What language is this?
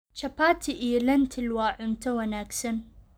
Somali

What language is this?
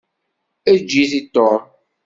Kabyle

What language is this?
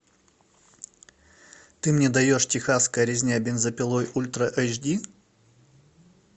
Russian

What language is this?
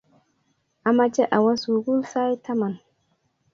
Kalenjin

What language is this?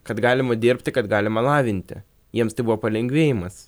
Lithuanian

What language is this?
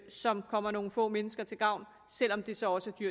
Danish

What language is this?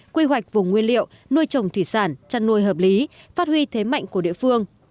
Vietnamese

